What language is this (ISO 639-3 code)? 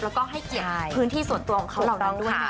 tha